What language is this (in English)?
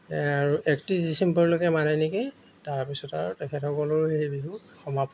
Assamese